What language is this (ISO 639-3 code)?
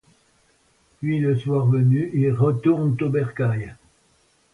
fra